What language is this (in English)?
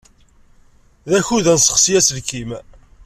Kabyle